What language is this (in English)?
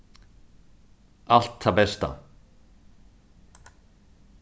Faroese